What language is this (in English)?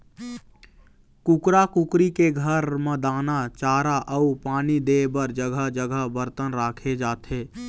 Chhattisgarhi